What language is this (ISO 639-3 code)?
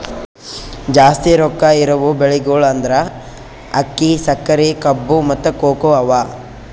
kan